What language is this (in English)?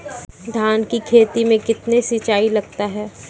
Maithili